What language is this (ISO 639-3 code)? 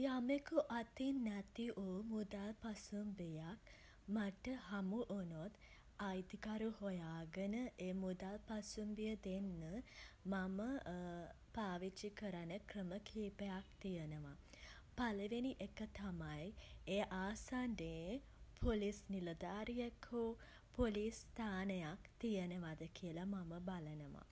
sin